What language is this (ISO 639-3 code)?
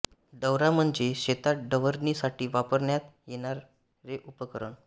mar